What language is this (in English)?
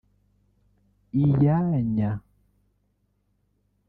Kinyarwanda